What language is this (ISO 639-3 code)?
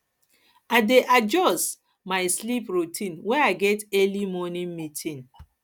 pcm